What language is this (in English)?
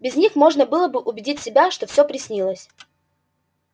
Russian